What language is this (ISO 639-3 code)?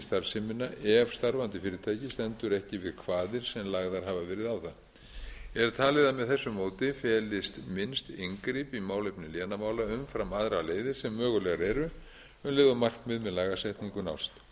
isl